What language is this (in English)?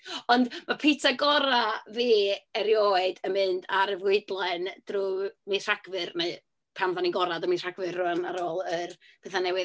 Welsh